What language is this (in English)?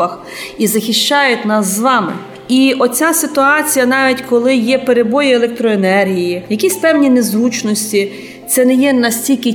Ukrainian